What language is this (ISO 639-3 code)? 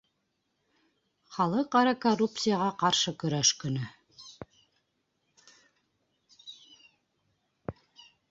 bak